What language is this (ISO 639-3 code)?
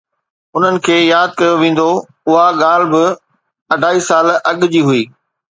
snd